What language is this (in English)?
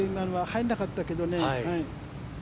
Japanese